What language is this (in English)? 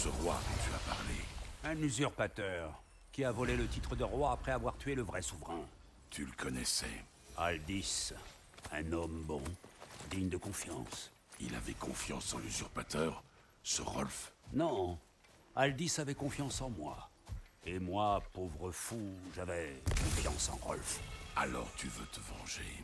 French